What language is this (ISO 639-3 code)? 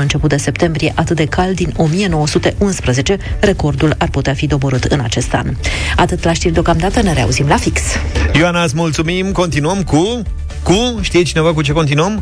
ron